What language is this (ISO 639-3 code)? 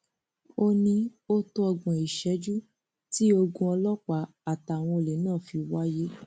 yor